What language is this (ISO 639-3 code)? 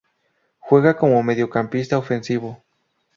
spa